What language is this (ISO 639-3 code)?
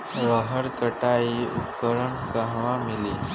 bho